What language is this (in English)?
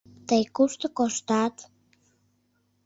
Mari